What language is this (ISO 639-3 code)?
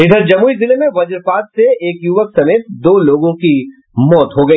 hin